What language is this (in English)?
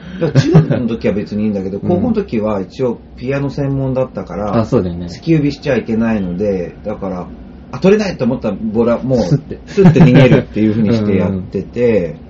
Japanese